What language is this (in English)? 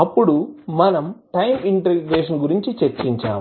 Telugu